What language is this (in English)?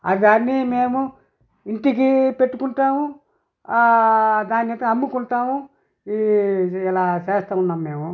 Telugu